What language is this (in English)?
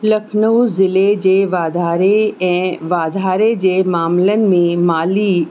Sindhi